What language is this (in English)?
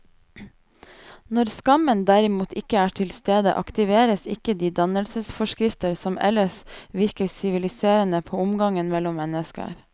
Norwegian